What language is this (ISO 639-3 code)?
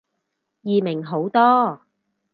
yue